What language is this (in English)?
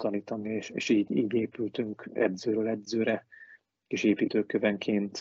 Hungarian